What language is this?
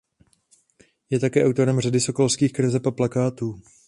Czech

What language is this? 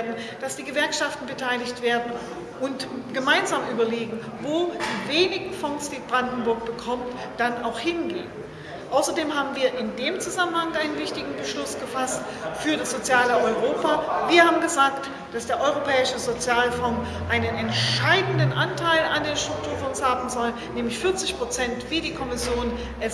German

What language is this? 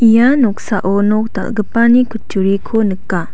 Garo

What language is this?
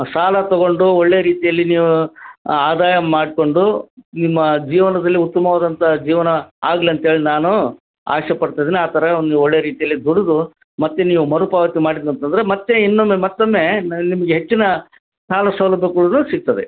Kannada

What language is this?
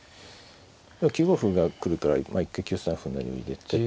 Japanese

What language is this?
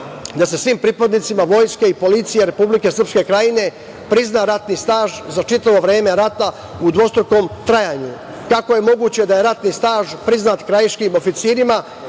Serbian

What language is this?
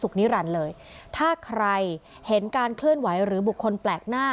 Thai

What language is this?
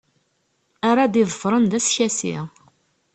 Kabyle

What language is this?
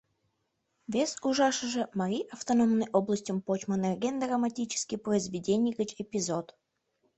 Mari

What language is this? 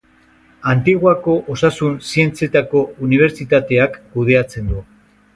Basque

